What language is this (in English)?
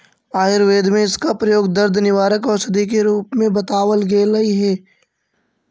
Magahi